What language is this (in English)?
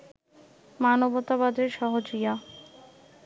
Bangla